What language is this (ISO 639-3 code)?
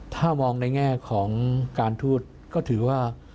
tha